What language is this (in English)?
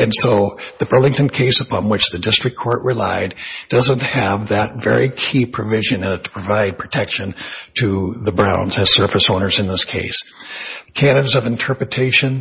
English